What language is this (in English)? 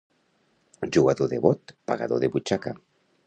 Catalan